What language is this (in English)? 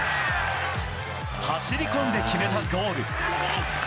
Japanese